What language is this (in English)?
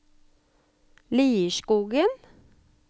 Norwegian